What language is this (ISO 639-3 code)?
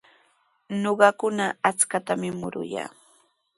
qws